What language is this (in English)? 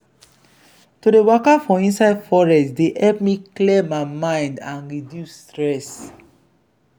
Nigerian Pidgin